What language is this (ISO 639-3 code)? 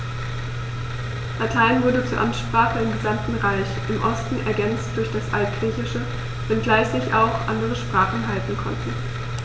deu